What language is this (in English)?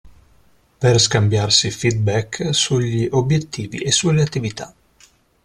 Italian